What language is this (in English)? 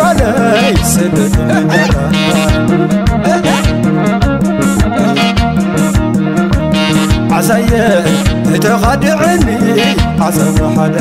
Arabic